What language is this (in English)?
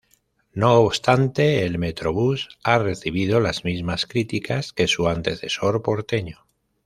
Spanish